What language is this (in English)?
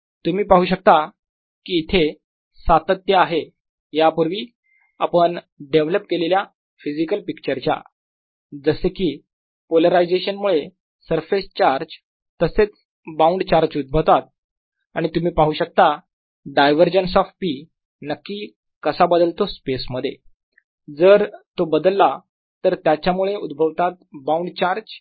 Marathi